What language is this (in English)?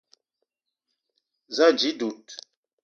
Eton (Cameroon)